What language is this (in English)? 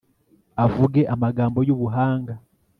Kinyarwanda